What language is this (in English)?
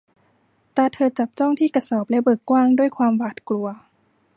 Thai